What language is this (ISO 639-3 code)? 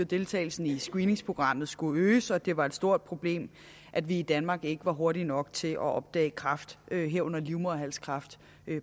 dan